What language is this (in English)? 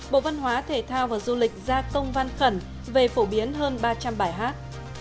Vietnamese